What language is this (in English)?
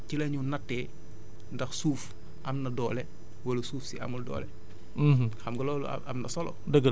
Wolof